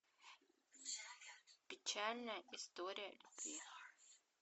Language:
Russian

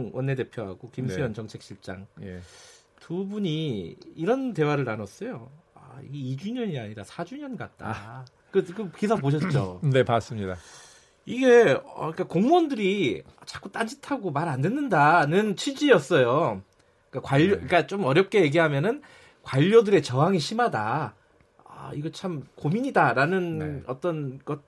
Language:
Korean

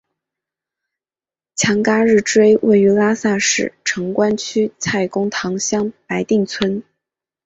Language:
Chinese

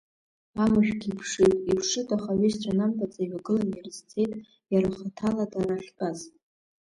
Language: Abkhazian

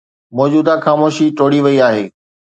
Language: Sindhi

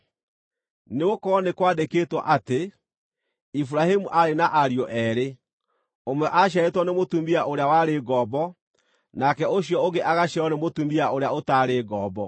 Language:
Kikuyu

